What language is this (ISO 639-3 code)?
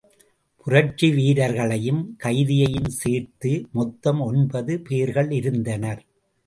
tam